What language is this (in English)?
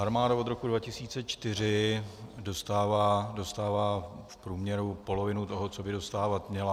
Czech